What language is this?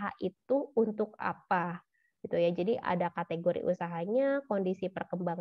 Indonesian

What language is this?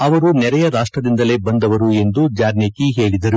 Kannada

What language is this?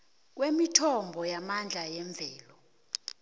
South Ndebele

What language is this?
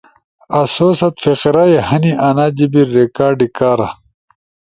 Ushojo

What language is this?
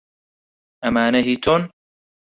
Central Kurdish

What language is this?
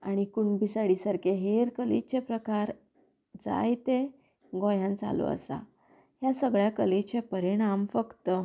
Konkani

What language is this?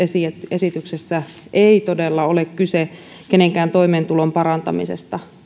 Finnish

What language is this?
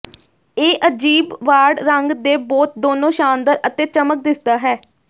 Punjabi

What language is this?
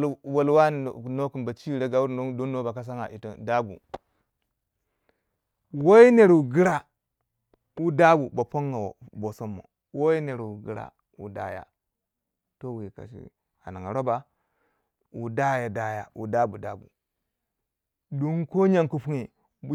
Waja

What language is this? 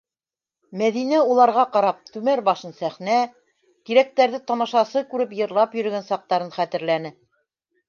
Bashkir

